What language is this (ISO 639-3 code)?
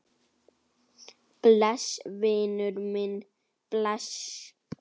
isl